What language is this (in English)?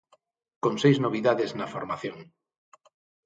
Galician